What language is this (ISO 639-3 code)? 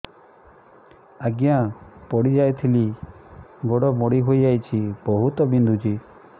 ori